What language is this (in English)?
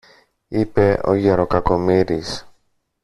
Greek